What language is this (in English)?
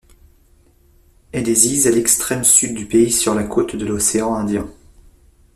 French